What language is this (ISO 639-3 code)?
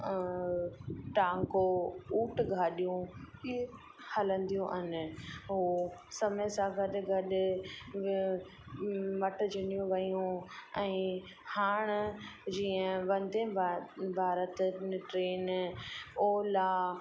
snd